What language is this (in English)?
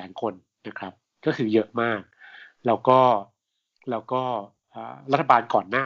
Thai